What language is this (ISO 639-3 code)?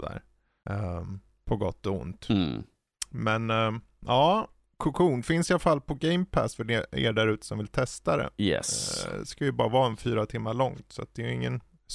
swe